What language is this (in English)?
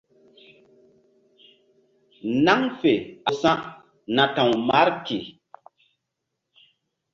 Mbum